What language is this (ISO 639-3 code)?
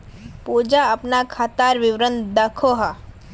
mag